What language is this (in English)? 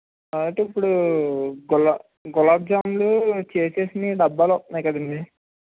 Telugu